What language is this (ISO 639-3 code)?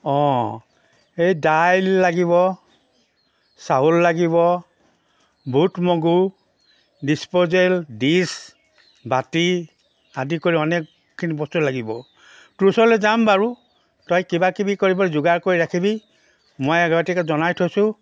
asm